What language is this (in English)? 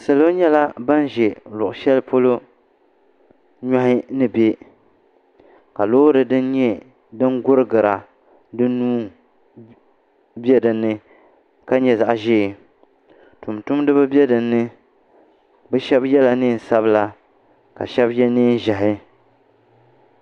Dagbani